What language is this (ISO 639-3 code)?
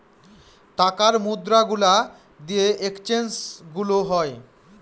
ben